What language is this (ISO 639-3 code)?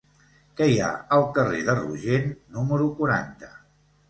cat